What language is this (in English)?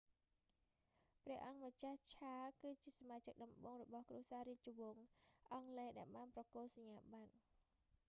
Khmer